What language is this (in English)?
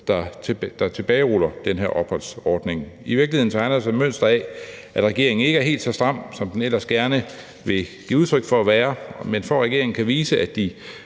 Danish